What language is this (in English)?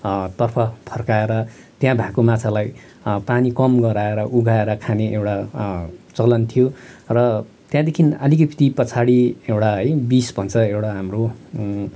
Nepali